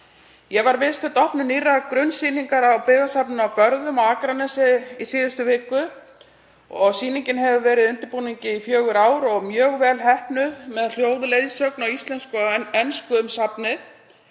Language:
Icelandic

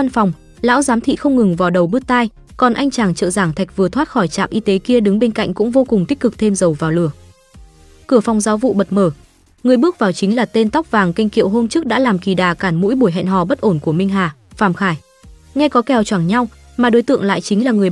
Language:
Vietnamese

